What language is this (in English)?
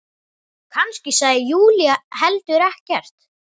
Icelandic